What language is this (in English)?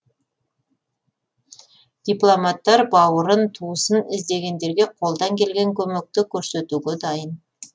Kazakh